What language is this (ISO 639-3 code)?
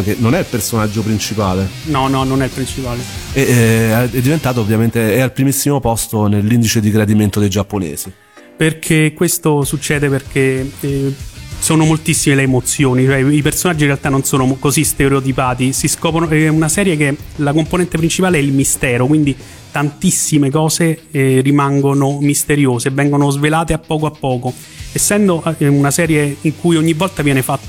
ita